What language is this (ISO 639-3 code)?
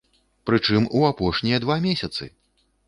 bel